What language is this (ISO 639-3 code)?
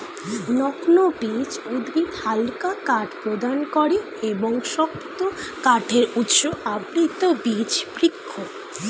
ben